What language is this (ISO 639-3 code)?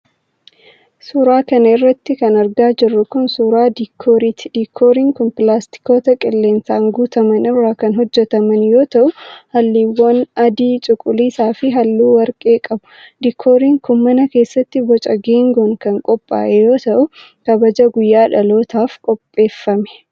orm